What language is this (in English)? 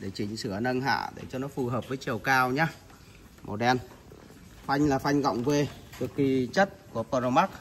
Vietnamese